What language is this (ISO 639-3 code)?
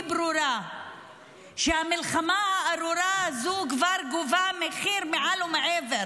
heb